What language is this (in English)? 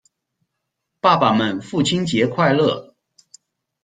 Chinese